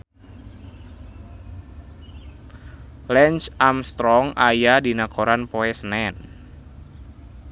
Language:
Sundanese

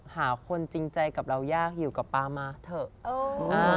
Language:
Thai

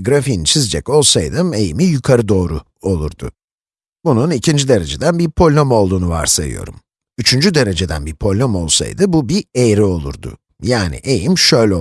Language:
Turkish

